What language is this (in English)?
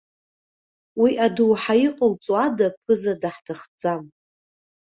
Abkhazian